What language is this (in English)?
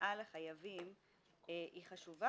Hebrew